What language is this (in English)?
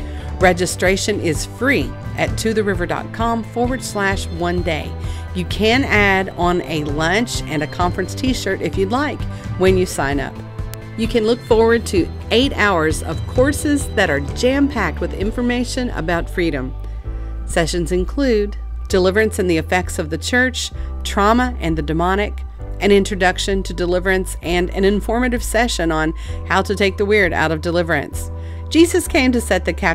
English